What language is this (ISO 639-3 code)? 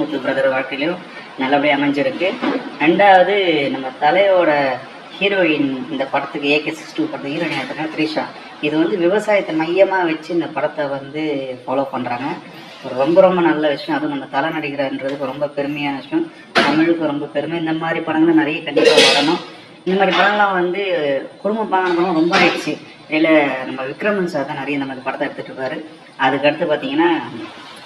ita